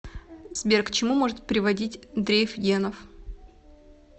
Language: Russian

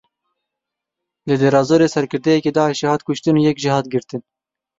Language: Kurdish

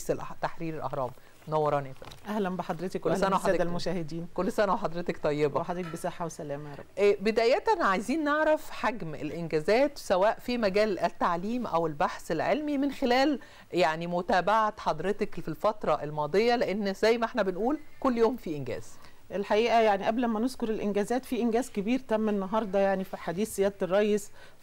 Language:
Arabic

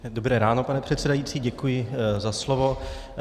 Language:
Czech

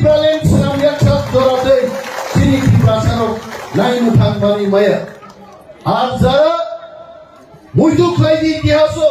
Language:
Indonesian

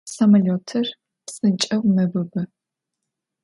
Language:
Adyghe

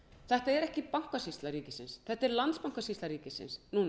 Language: Icelandic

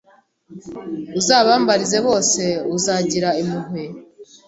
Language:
Kinyarwanda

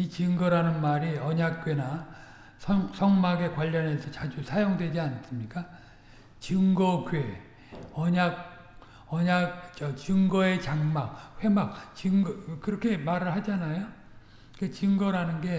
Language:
Korean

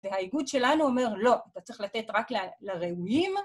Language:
Hebrew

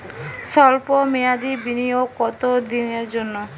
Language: Bangla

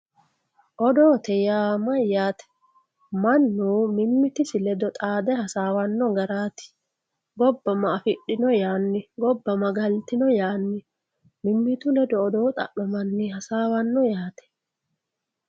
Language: Sidamo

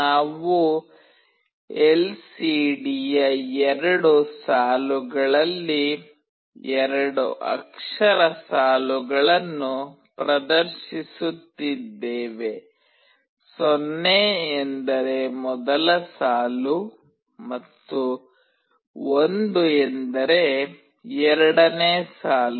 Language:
Kannada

